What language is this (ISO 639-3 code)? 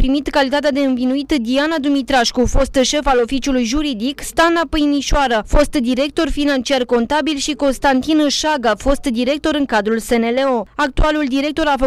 ron